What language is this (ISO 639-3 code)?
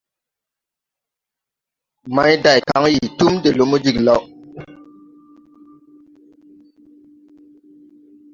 tui